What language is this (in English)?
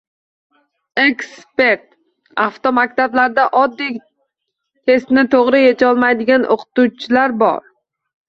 Uzbek